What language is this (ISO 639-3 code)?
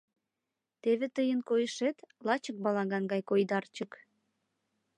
chm